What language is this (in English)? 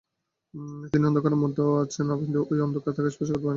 Bangla